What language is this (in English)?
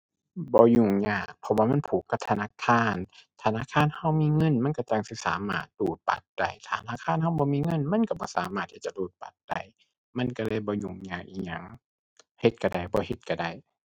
Thai